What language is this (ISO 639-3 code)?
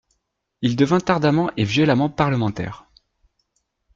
fra